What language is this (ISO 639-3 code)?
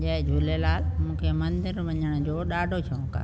snd